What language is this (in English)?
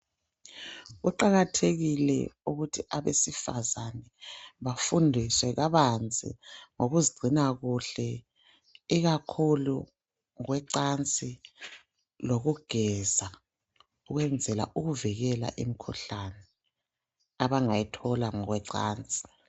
North Ndebele